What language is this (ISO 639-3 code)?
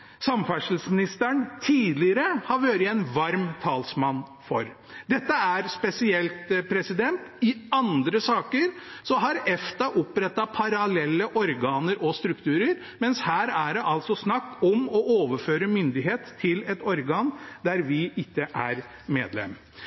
nob